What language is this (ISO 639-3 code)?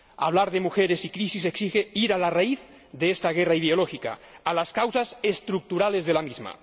spa